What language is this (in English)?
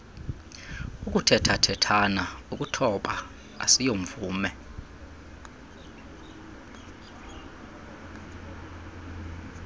Xhosa